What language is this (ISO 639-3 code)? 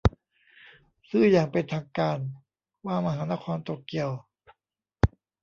tha